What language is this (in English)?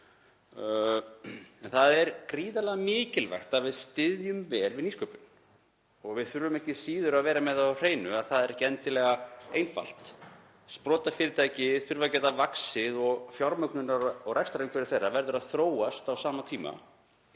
Icelandic